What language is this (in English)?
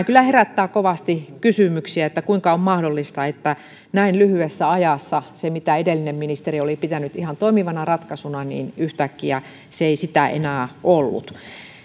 Finnish